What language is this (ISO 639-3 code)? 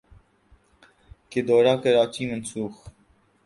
urd